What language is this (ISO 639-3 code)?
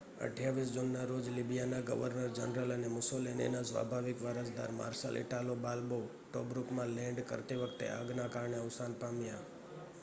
guj